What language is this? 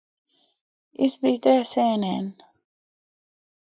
Northern Hindko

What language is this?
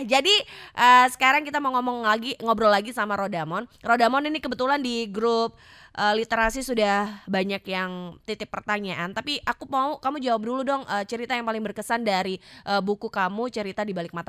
Indonesian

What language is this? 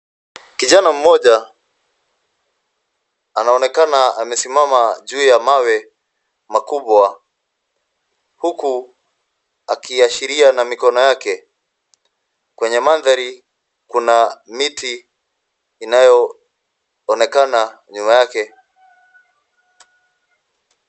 Swahili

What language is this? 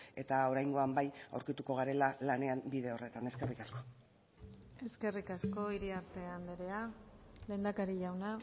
Basque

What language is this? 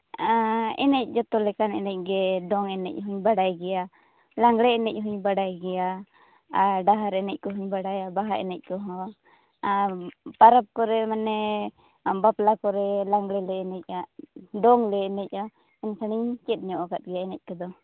Santali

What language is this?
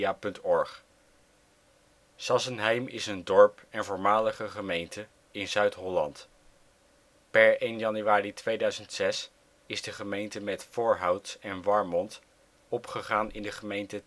Dutch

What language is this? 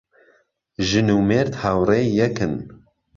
Central Kurdish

